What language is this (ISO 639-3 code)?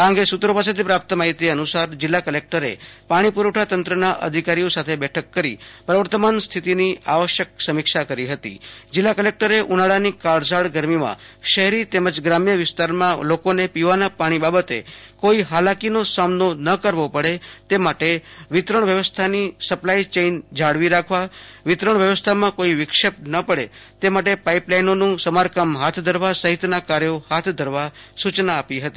guj